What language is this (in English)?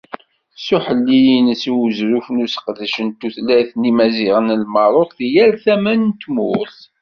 Kabyle